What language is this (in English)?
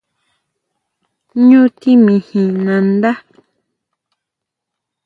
Huautla Mazatec